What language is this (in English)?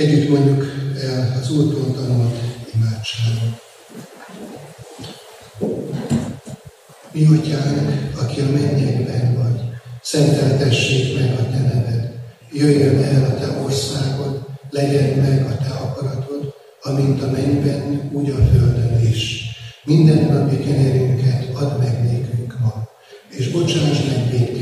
Hungarian